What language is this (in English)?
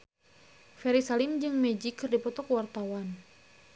Sundanese